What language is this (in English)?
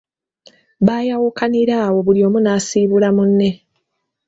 Ganda